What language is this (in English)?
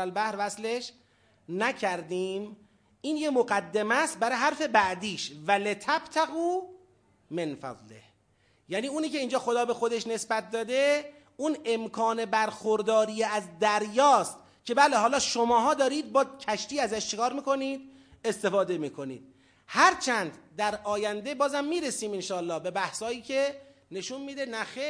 Persian